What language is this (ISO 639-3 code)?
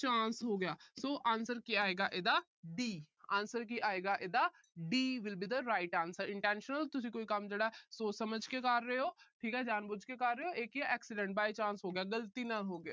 pan